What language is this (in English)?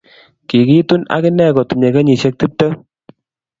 Kalenjin